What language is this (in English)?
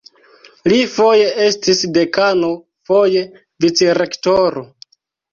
Esperanto